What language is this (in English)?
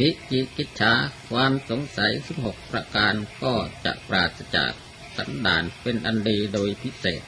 Thai